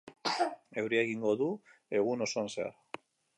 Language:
Basque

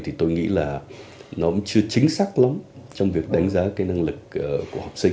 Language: Vietnamese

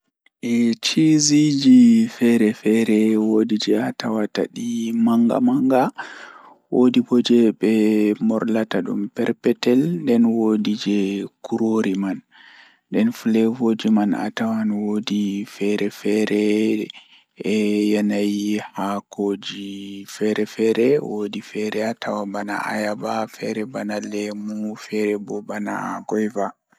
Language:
Fula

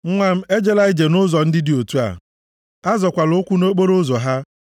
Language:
Igbo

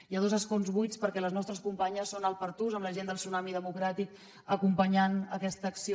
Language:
Catalan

